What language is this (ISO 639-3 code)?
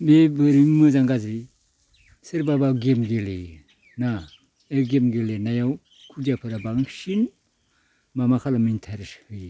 brx